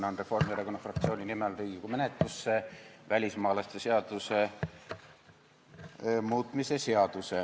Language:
Estonian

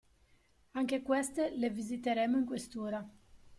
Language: Italian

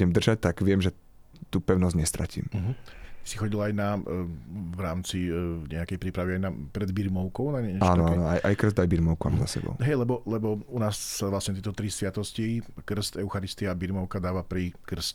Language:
Slovak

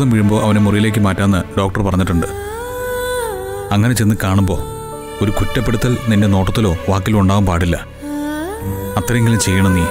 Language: Romanian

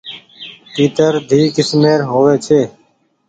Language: Goaria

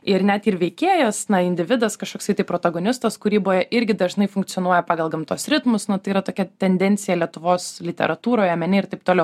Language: Lithuanian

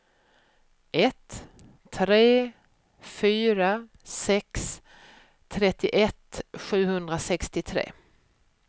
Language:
Swedish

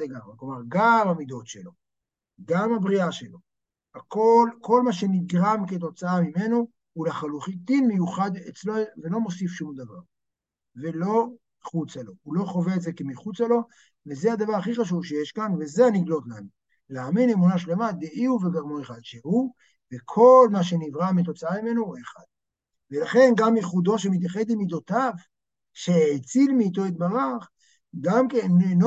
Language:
Hebrew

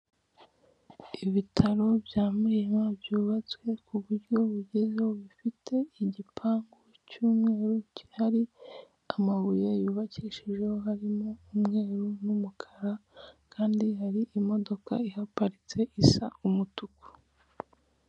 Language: Kinyarwanda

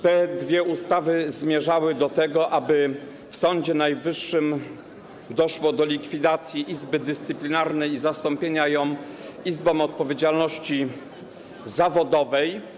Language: Polish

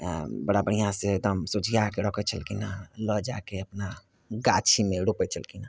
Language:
Maithili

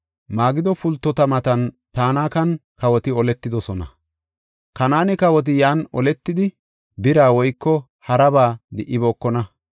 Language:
Gofa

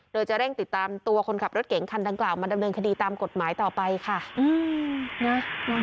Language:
Thai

